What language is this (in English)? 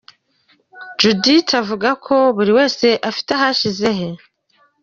Kinyarwanda